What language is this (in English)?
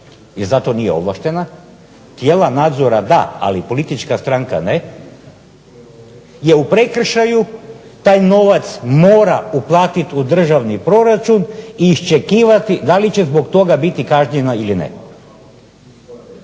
Croatian